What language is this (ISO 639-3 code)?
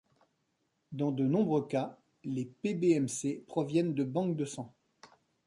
fra